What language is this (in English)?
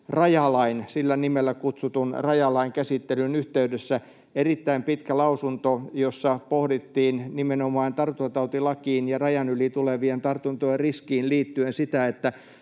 Finnish